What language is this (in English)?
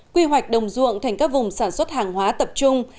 Vietnamese